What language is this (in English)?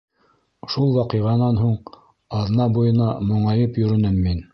Bashkir